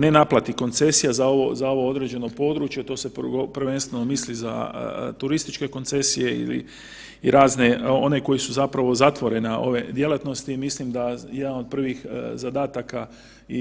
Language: Croatian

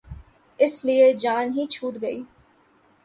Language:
Urdu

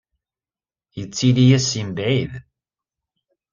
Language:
Kabyle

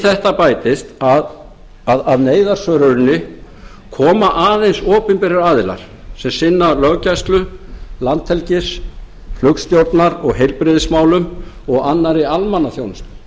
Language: Icelandic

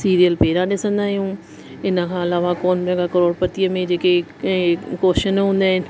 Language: Sindhi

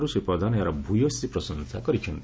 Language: Odia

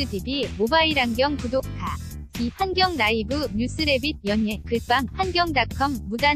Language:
Korean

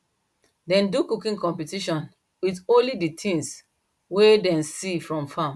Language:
Nigerian Pidgin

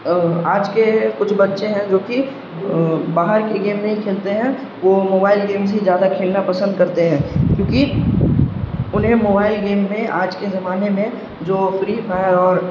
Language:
Urdu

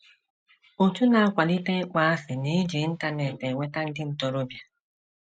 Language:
Igbo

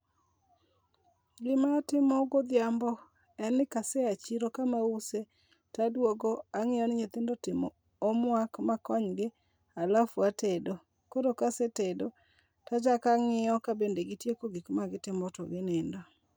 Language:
Luo (Kenya and Tanzania)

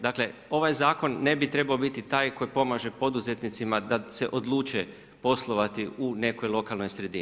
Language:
Croatian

